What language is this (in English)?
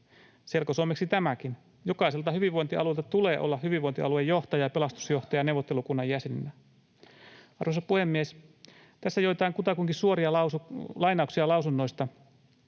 Finnish